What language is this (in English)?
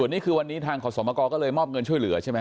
Thai